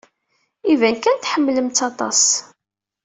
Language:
Kabyle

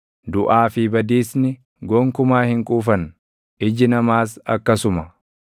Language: Oromo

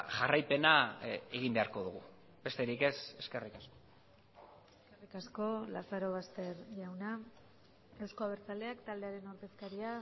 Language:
Basque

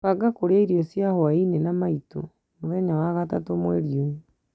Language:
Kikuyu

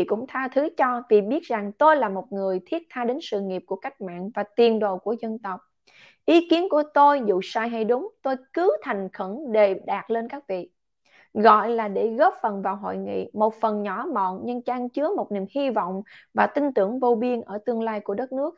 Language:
Vietnamese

